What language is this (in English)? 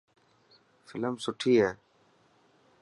Dhatki